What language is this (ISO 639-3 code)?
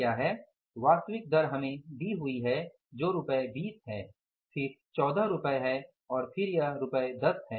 hin